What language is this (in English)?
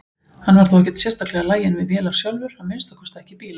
Icelandic